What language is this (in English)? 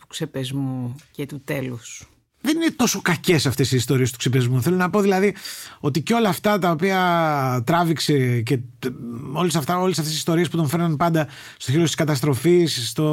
Greek